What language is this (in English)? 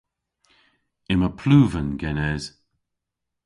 Cornish